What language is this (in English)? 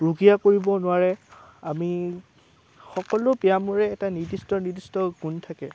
Assamese